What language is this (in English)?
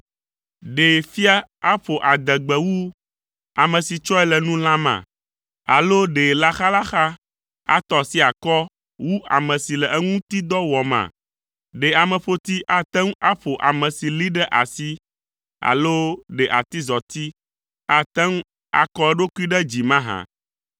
Ewe